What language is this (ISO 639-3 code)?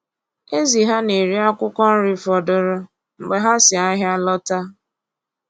ibo